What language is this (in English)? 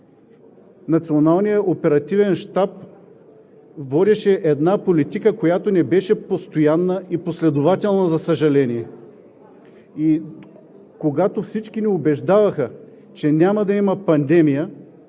Bulgarian